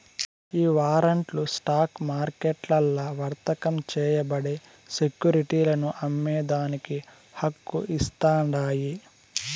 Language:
Telugu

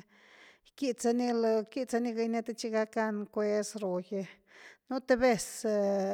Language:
Güilá Zapotec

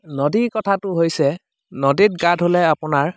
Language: Assamese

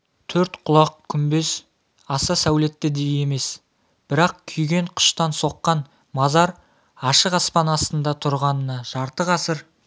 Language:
Kazakh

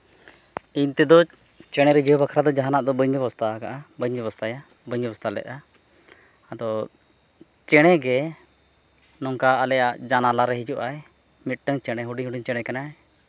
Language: Santali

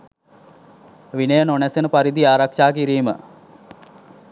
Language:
Sinhala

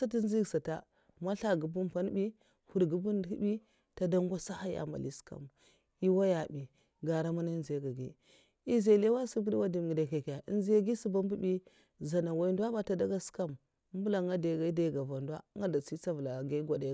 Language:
Mafa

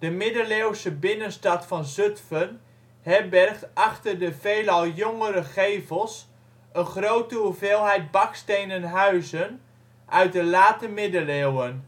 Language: Dutch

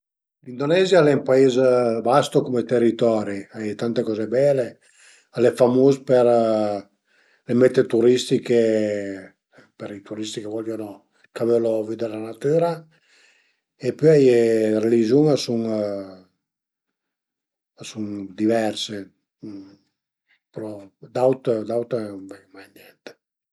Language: Piedmontese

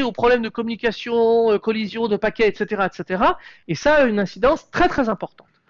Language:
French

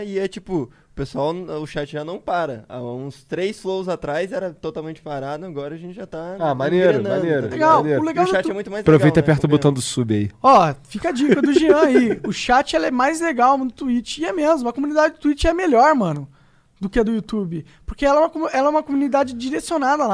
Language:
Portuguese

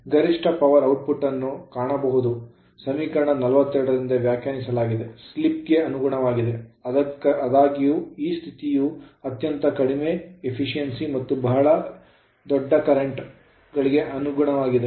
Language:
Kannada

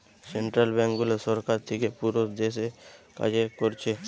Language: Bangla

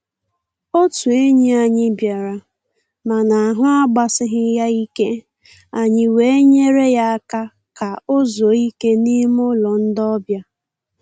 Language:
Igbo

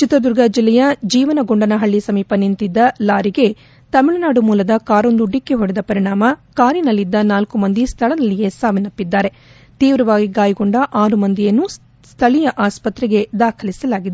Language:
Kannada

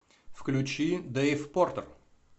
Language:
Russian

